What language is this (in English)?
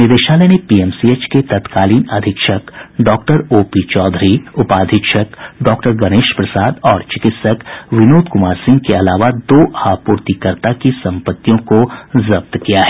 Hindi